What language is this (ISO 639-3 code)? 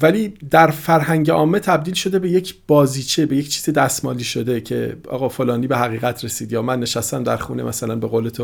fas